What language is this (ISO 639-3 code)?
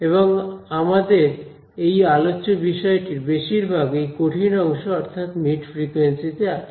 ben